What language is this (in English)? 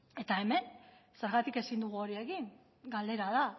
Basque